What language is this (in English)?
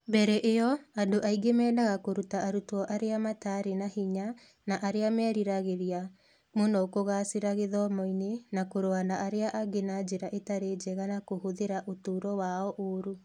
Kikuyu